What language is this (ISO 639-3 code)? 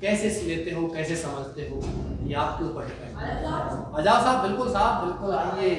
hin